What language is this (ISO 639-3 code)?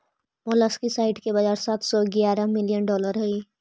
mag